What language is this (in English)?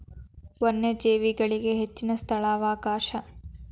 Kannada